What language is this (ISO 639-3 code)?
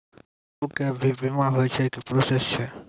mai